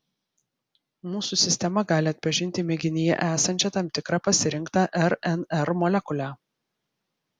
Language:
Lithuanian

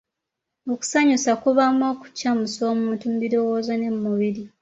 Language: Ganda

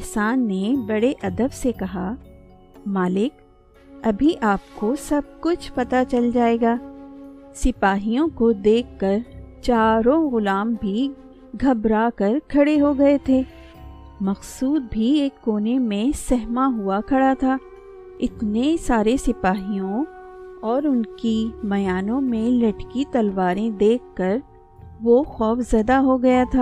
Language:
Urdu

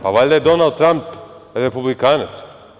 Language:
Serbian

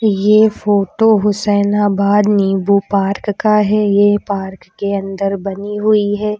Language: Hindi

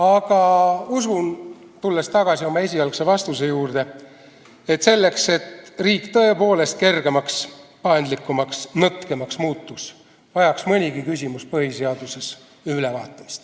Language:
Estonian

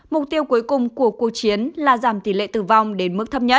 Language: Vietnamese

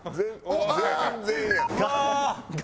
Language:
Japanese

